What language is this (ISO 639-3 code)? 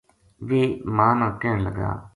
gju